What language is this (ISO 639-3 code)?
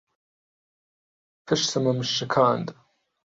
ckb